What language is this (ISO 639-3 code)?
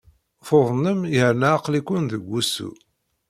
kab